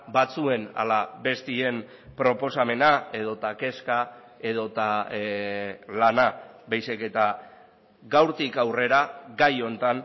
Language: Basque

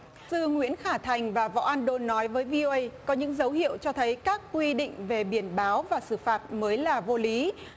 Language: Vietnamese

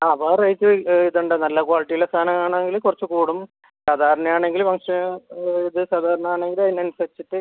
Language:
Malayalam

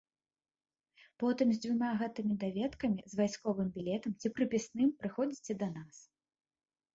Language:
Belarusian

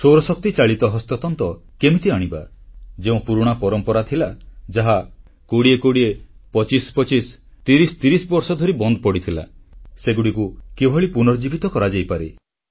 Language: Odia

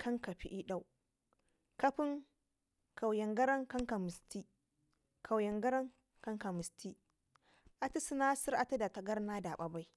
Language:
Ngizim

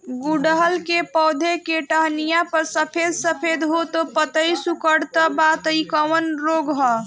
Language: Bhojpuri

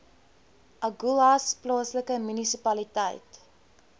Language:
Afrikaans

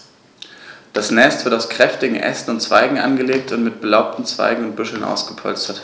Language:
German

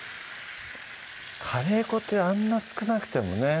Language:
Japanese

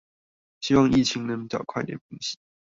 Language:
Chinese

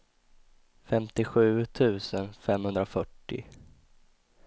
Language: Swedish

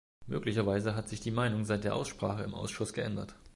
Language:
German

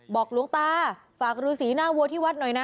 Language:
Thai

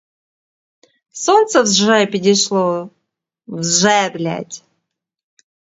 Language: Ukrainian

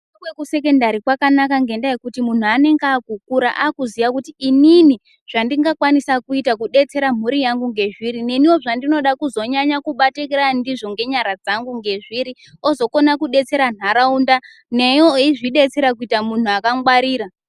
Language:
Ndau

